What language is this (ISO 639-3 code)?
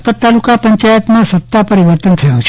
guj